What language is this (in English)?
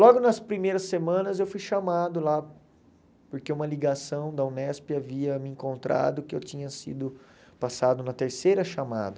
Portuguese